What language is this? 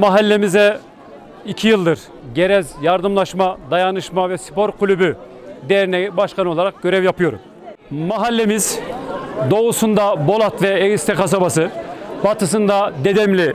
Turkish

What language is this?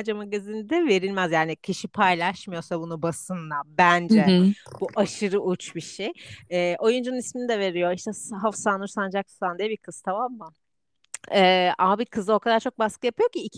Turkish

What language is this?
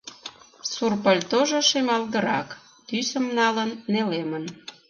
Mari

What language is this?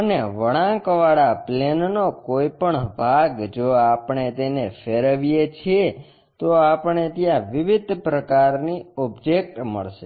Gujarati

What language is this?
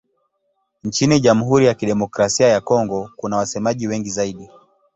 Swahili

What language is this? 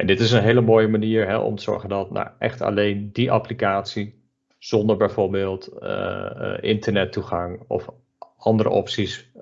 Dutch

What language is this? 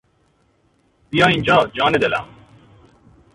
Persian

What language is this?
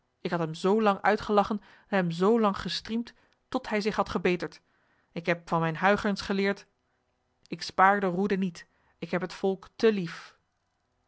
Dutch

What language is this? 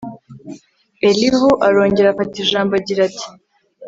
Kinyarwanda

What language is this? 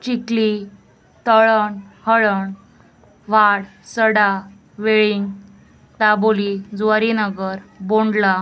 Konkani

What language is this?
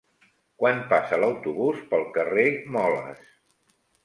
Catalan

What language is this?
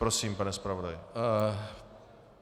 Czech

